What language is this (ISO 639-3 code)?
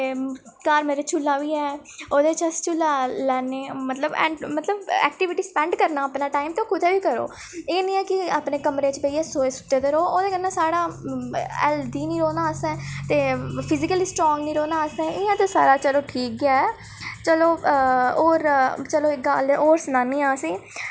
doi